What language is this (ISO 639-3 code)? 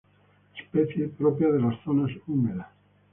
spa